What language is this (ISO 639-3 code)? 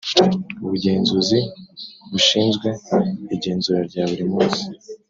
kin